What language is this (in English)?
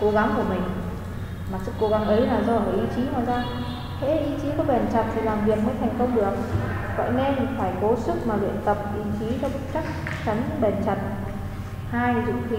Vietnamese